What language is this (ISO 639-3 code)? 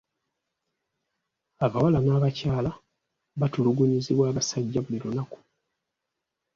lug